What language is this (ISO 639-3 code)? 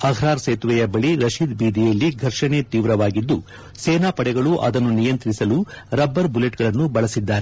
kan